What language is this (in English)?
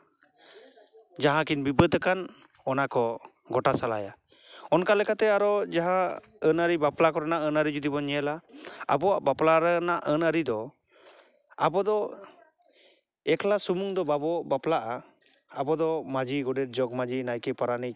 Santali